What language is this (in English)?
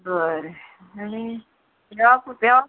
Konkani